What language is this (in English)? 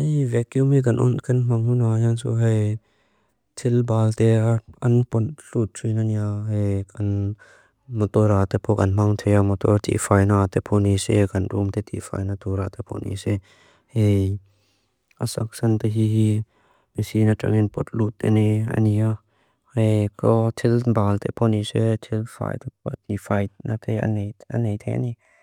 Mizo